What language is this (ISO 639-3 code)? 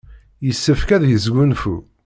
kab